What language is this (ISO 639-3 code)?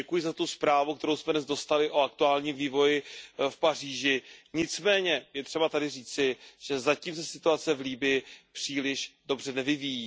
ces